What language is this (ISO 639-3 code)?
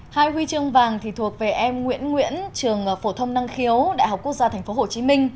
vie